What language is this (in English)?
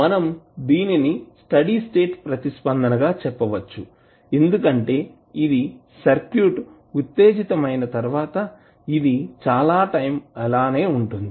Telugu